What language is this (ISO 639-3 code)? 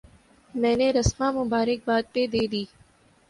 urd